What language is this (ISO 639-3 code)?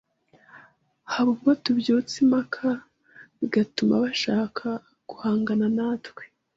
kin